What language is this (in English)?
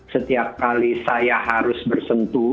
Indonesian